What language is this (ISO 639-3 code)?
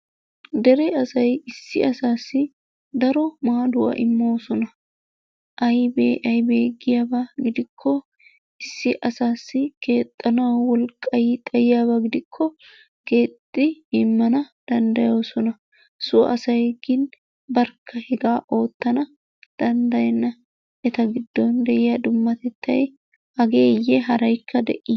wal